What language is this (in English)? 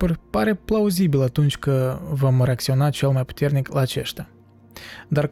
Romanian